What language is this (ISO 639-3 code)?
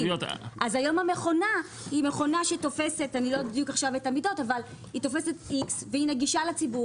heb